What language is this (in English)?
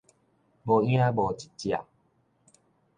Min Nan Chinese